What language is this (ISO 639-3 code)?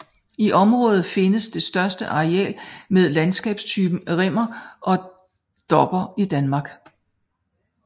dan